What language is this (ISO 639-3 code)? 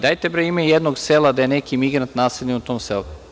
srp